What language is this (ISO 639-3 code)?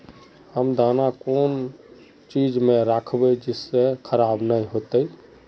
mag